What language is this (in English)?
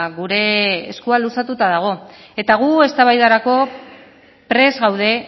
Basque